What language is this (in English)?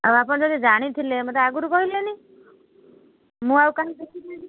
Odia